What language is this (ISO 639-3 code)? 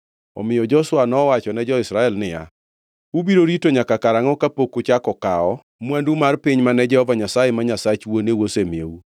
luo